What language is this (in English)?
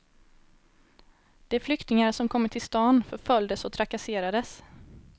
Swedish